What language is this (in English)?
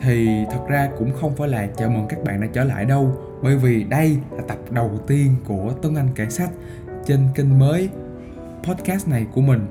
Vietnamese